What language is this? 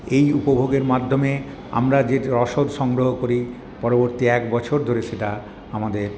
Bangla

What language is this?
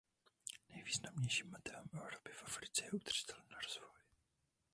Czech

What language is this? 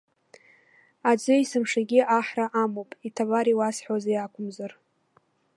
Abkhazian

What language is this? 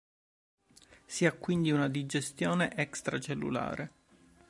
Italian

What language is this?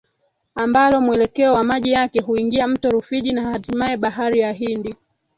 Swahili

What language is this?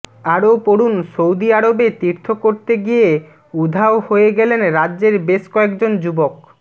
Bangla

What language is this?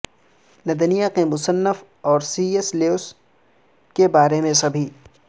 Urdu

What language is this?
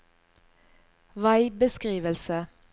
Norwegian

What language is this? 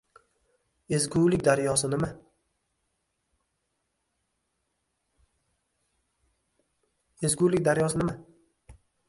Uzbek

